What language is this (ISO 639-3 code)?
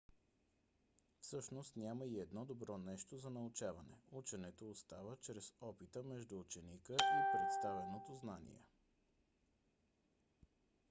bul